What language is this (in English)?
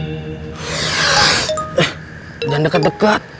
Indonesian